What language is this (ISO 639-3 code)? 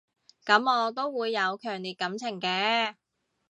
yue